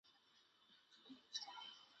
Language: Chinese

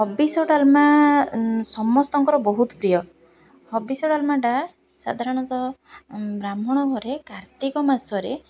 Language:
Odia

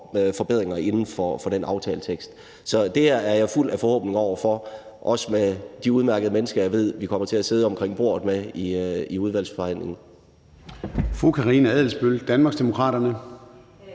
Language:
Danish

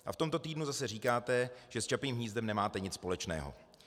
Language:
Czech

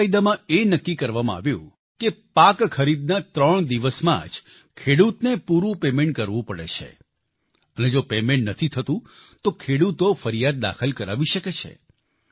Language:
Gujarati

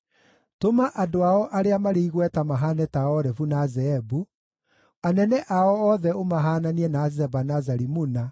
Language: Kikuyu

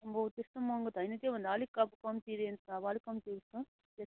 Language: Nepali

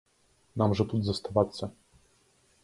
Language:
Belarusian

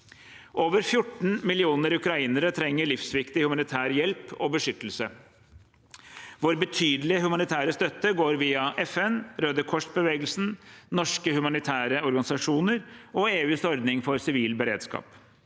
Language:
Norwegian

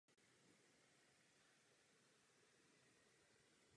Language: Czech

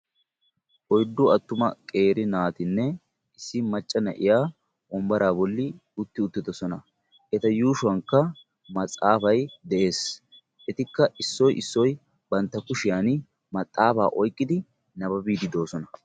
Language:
Wolaytta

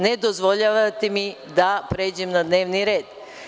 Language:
Serbian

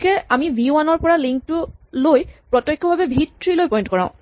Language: Assamese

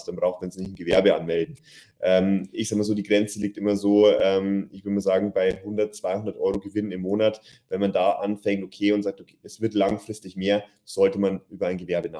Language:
German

